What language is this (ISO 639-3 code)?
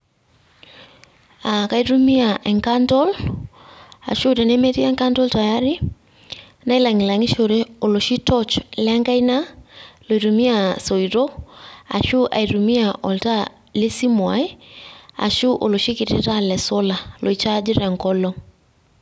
mas